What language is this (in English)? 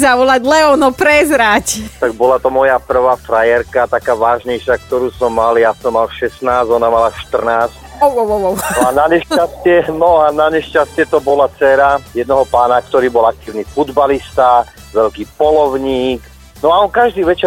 Slovak